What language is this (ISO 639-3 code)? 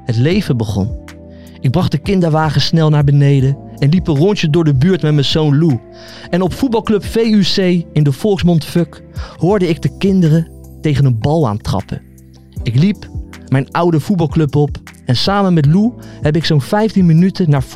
nld